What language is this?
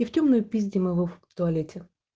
Russian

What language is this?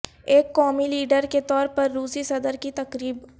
Urdu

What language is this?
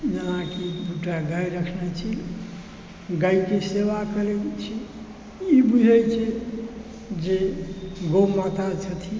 Maithili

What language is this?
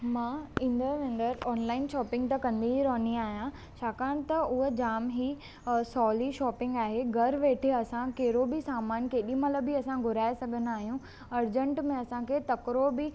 Sindhi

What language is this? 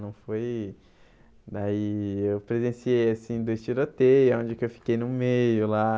Portuguese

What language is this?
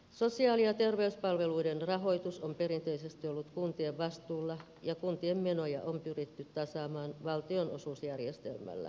Finnish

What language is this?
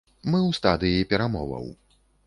Belarusian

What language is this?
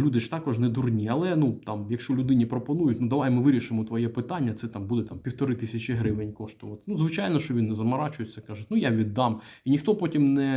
Ukrainian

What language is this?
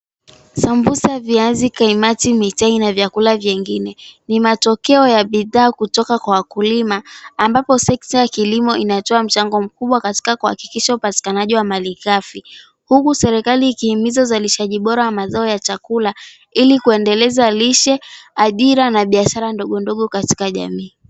Swahili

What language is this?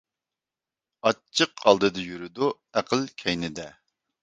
Uyghur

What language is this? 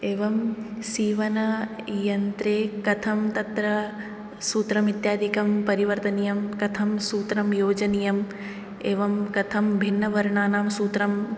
Sanskrit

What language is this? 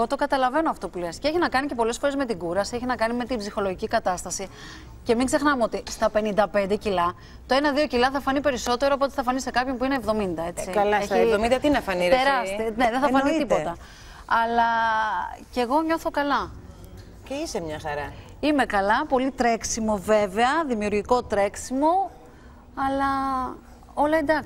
Greek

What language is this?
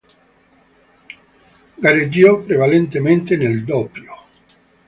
Italian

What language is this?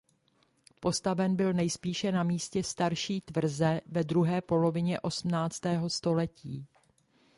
Czech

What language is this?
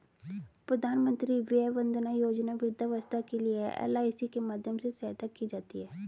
Hindi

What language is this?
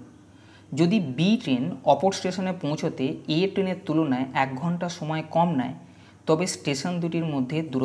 Bangla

